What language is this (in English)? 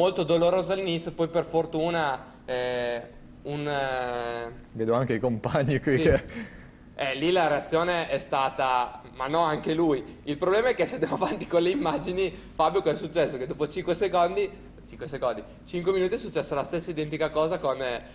Italian